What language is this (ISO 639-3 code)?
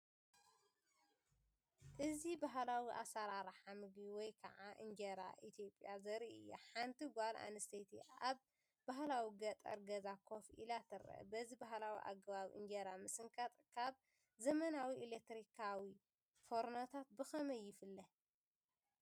tir